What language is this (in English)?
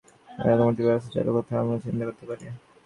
Bangla